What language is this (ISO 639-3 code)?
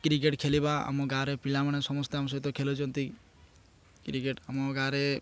ori